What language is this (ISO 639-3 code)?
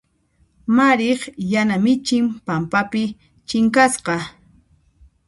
qxp